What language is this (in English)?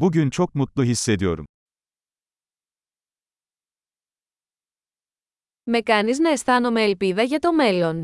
Greek